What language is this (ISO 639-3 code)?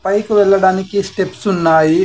tel